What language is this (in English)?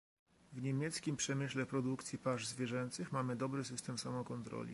Polish